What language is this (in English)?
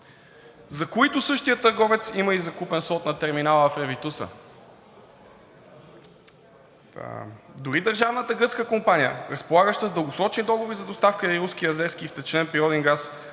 Bulgarian